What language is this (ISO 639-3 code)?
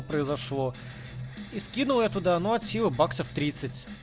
rus